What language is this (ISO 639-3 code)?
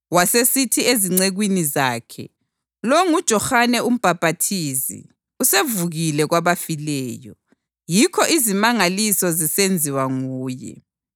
nde